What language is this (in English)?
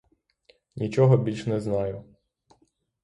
Ukrainian